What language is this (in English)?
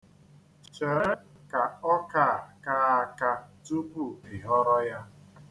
Igbo